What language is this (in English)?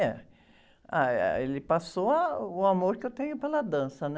Portuguese